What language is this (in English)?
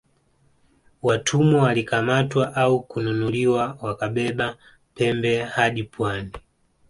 Swahili